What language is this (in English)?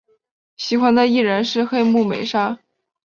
Chinese